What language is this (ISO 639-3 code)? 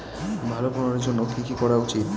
ben